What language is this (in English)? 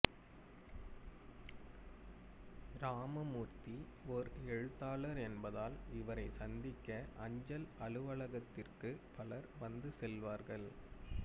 Tamil